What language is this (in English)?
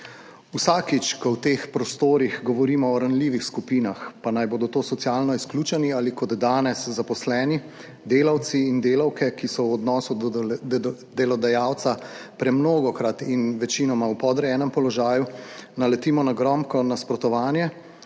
Slovenian